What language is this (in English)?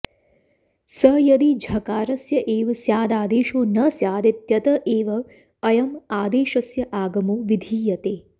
Sanskrit